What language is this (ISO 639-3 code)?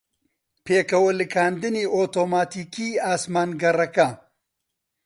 ckb